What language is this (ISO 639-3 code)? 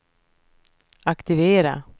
swe